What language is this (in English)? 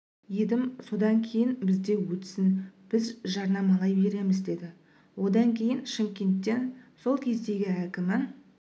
Kazakh